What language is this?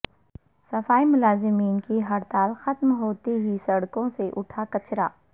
Urdu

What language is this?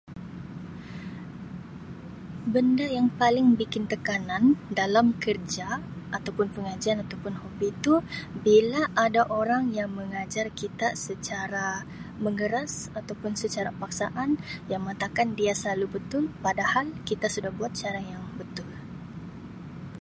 Sabah Malay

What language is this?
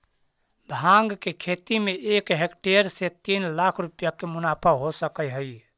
Magahi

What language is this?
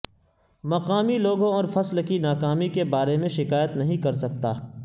Urdu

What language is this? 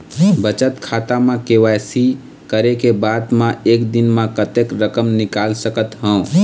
Chhattisgarhi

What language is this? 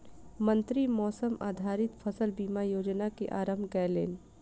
Maithili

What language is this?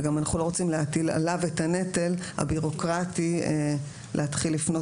Hebrew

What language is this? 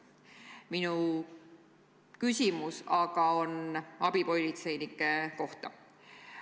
Estonian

